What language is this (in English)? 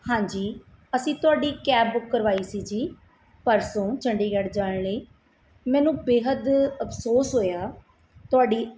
Punjabi